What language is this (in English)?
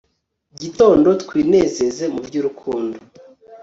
Kinyarwanda